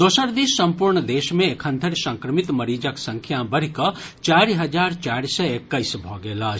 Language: Maithili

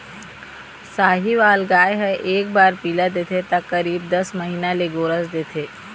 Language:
Chhattisgarhi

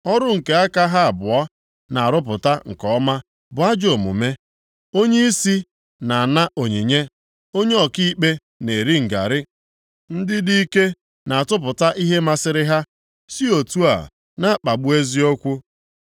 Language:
Igbo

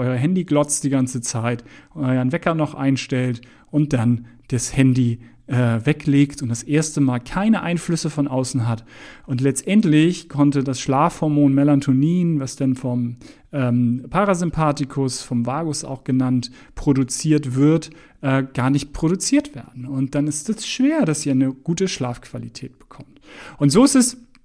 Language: German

